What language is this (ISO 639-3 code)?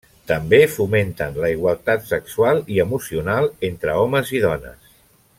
cat